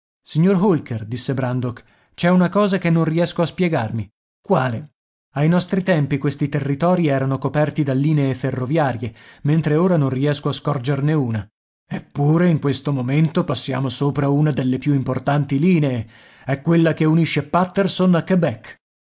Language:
Italian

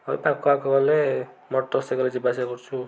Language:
Odia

